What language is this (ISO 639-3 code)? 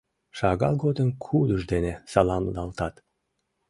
chm